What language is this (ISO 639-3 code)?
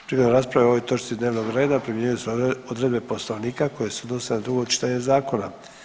hrv